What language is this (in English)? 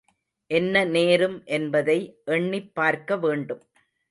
Tamil